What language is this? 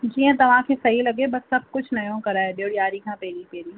Sindhi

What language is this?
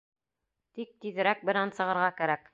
Bashkir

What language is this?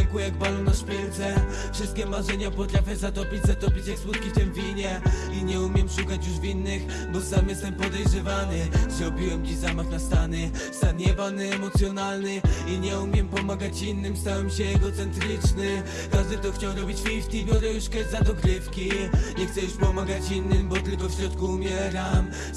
Polish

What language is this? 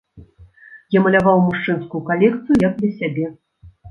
Belarusian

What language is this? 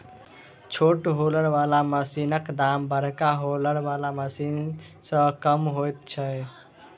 Maithili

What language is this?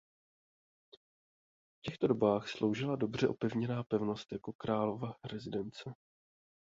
Czech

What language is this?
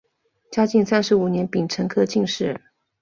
Chinese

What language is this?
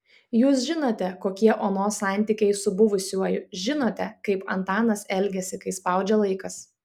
Lithuanian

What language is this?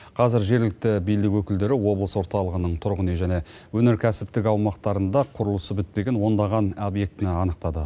Kazakh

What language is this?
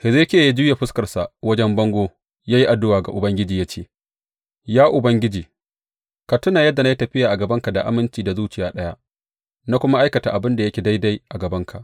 Hausa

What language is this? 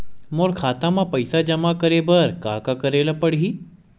Chhattisgarhi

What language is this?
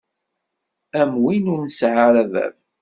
Kabyle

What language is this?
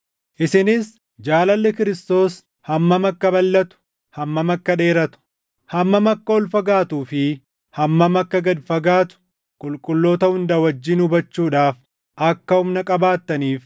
Oromo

